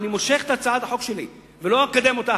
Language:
Hebrew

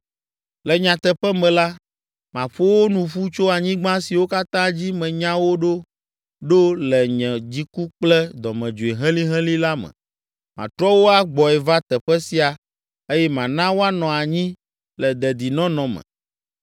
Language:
Ewe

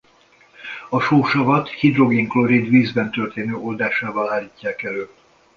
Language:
Hungarian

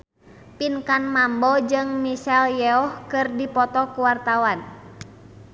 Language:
Sundanese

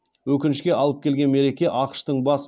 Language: Kazakh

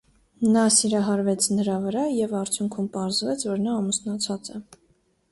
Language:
Armenian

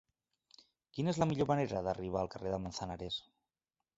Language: Catalan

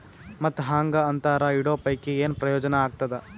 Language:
Kannada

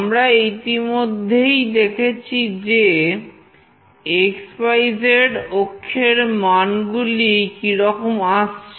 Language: Bangla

